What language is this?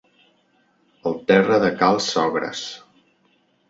Catalan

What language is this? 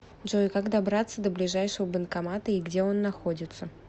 Russian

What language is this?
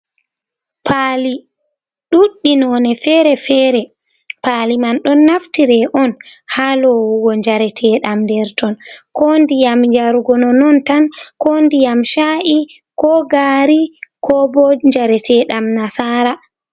Fula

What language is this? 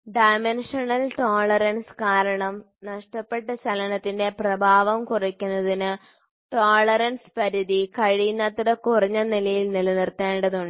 Malayalam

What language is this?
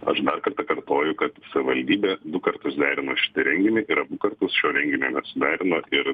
Lithuanian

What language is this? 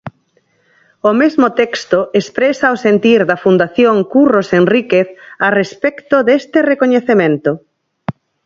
Galician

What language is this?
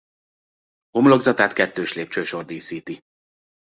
Hungarian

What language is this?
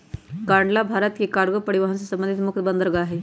Magahi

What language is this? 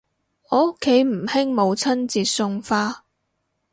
Cantonese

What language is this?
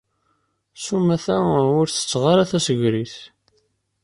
Kabyle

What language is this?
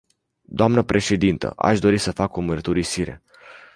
Romanian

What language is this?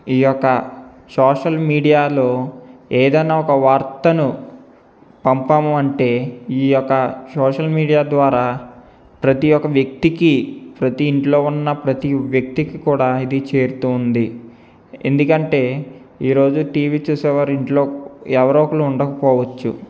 Telugu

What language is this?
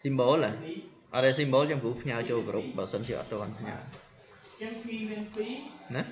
Vietnamese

